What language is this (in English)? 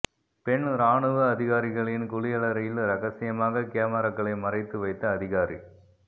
Tamil